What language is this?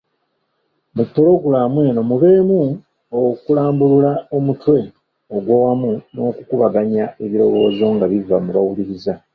Ganda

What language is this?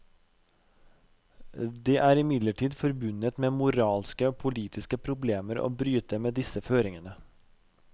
Norwegian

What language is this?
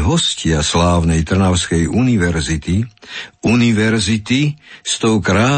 Slovak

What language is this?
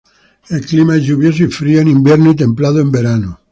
Spanish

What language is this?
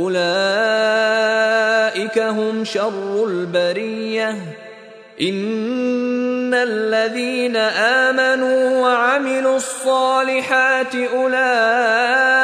Filipino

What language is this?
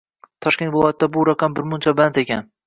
Uzbek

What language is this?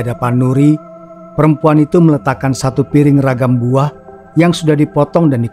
Indonesian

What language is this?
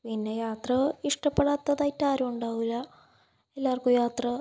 Malayalam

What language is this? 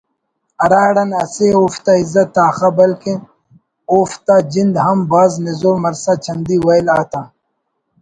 Brahui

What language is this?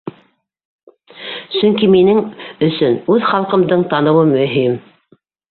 Bashkir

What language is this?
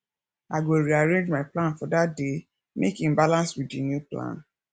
Nigerian Pidgin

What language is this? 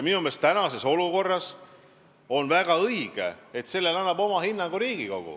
Estonian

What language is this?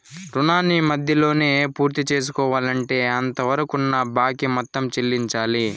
Telugu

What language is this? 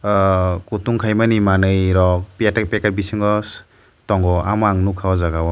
Kok Borok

